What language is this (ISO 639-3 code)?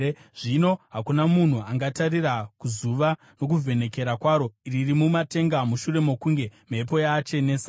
sna